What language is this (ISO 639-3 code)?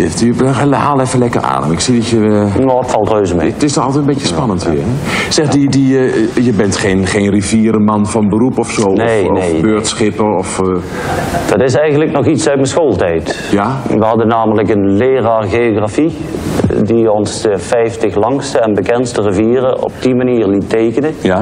nld